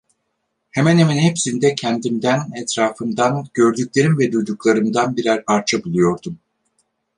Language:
Turkish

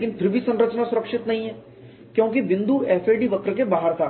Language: Hindi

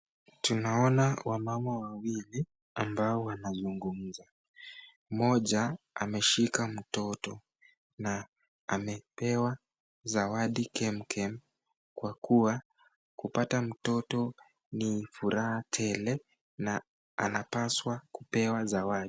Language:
Swahili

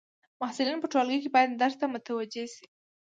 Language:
Pashto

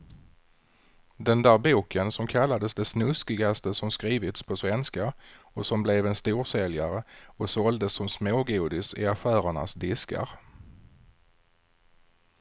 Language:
Swedish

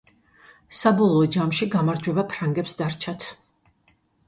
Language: Georgian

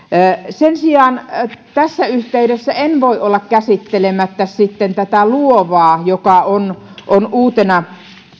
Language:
Finnish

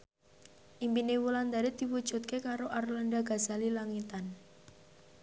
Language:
Javanese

